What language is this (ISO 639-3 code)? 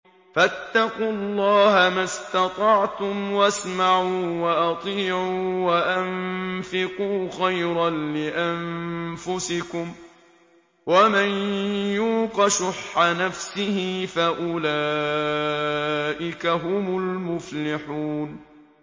ara